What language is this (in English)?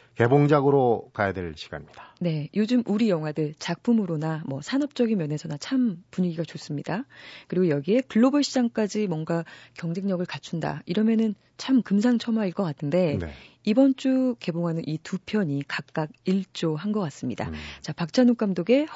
Korean